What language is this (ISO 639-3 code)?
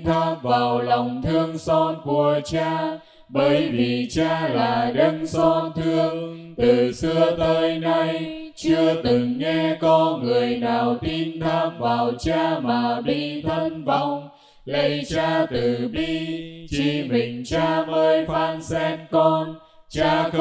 vie